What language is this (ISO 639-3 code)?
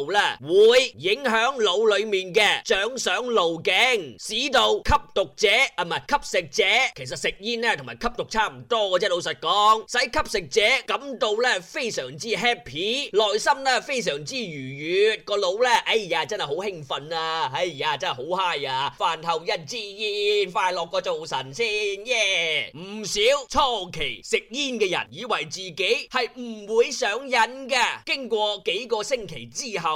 zho